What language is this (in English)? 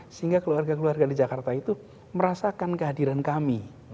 Indonesian